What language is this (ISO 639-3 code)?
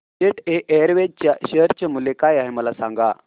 mar